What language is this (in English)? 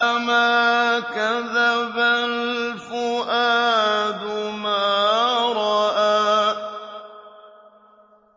Arabic